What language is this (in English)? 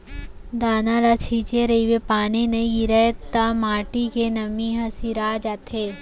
Chhattisgarhi